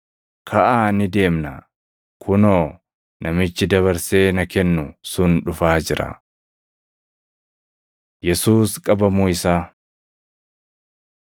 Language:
Oromo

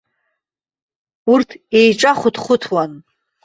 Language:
Abkhazian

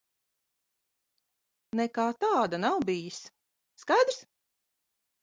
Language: Latvian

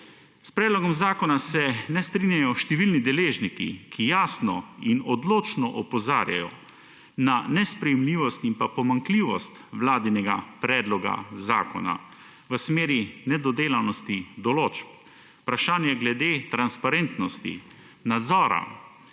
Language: Slovenian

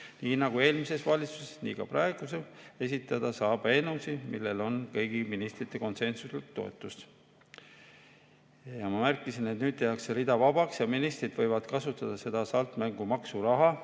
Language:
Estonian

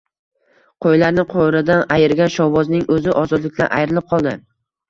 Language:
Uzbek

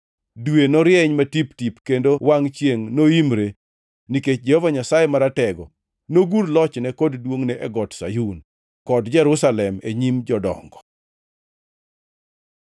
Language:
Luo (Kenya and Tanzania)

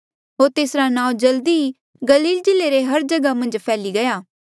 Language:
Mandeali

